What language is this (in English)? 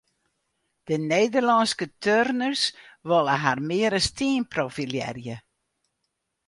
Western Frisian